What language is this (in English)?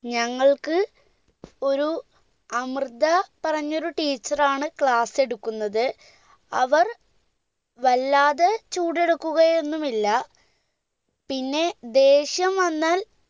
Malayalam